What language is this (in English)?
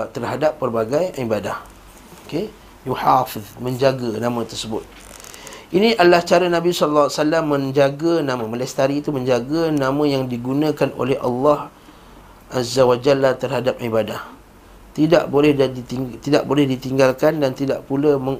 Malay